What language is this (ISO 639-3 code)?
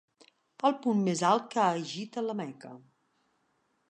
cat